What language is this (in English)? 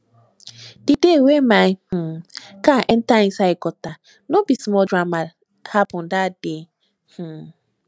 Nigerian Pidgin